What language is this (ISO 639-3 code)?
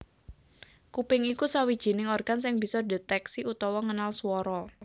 jav